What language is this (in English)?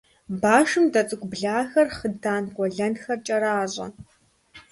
Kabardian